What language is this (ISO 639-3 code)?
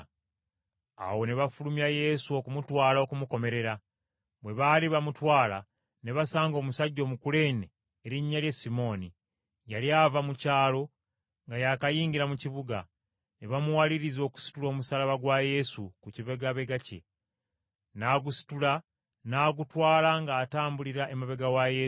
lug